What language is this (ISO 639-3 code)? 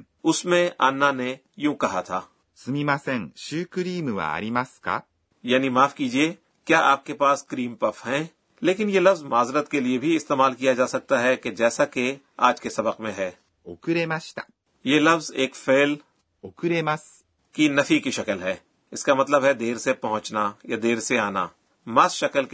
urd